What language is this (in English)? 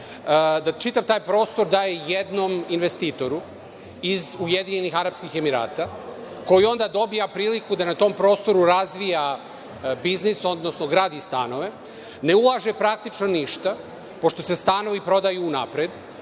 Serbian